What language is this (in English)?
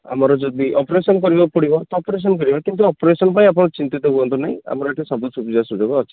Odia